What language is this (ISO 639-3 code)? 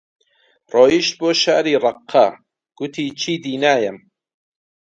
ckb